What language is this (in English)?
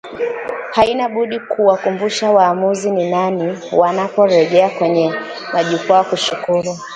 Swahili